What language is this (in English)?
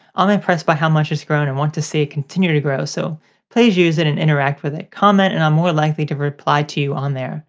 English